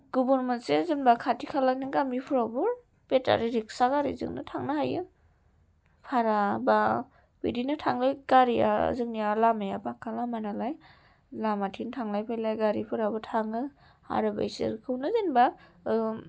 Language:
Bodo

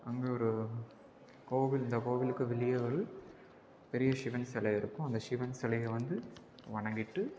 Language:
Tamil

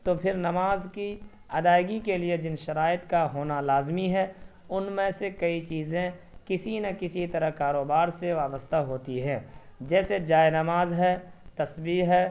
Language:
Urdu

